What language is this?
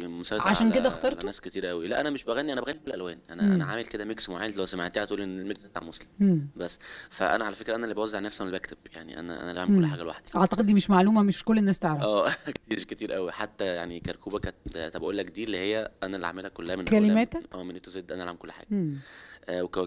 Arabic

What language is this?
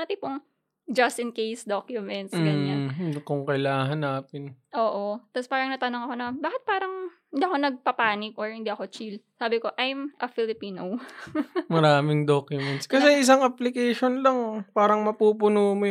Filipino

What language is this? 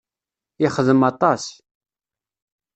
Kabyle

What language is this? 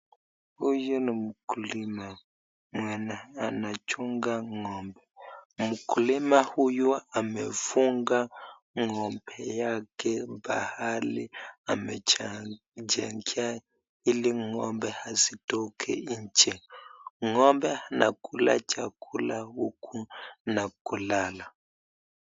Swahili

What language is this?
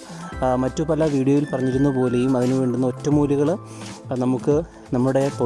Malayalam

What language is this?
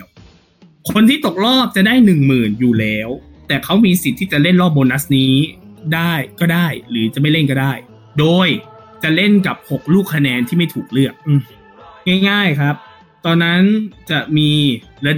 Thai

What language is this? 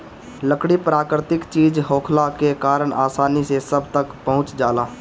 Bhojpuri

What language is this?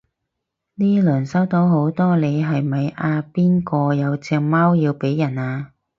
Cantonese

